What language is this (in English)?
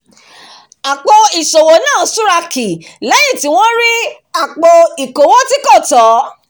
Yoruba